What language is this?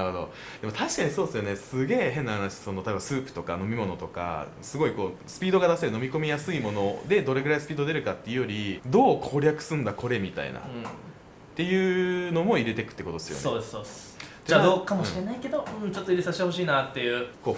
Japanese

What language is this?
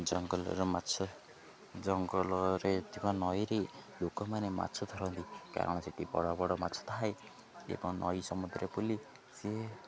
Odia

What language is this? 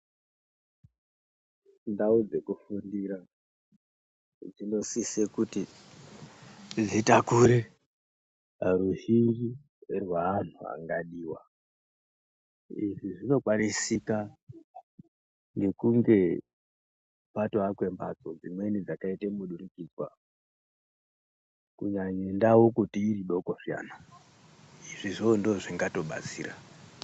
Ndau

